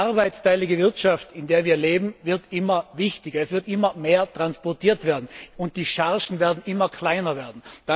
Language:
German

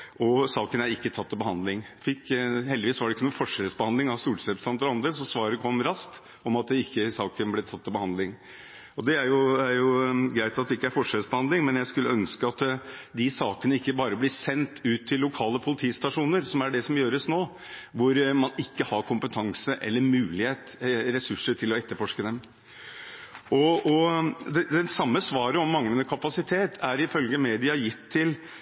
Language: Norwegian Bokmål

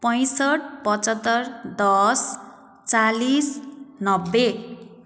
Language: Nepali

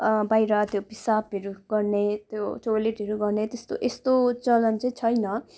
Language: Nepali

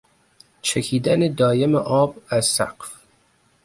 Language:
Persian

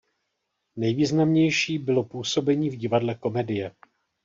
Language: Czech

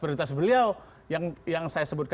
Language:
Indonesian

